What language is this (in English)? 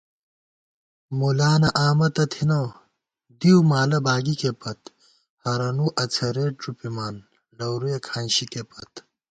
Gawar-Bati